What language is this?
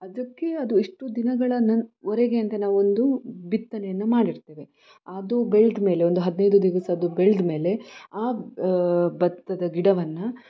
Kannada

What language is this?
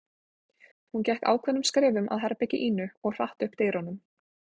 Icelandic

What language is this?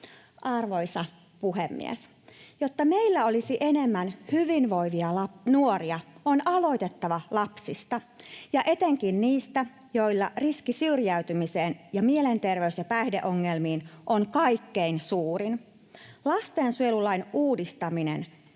Finnish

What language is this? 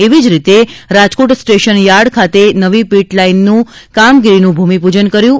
Gujarati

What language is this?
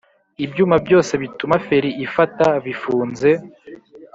Kinyarwanda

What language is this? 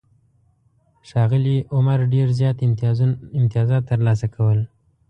Pashto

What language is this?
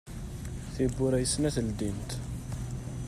Kabyle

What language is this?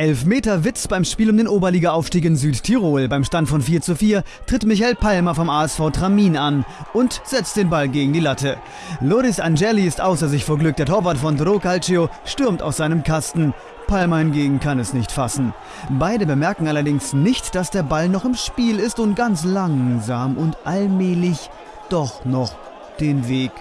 German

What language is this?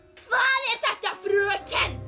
Icelandic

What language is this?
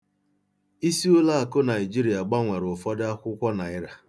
Igbo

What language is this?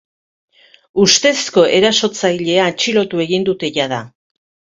Basque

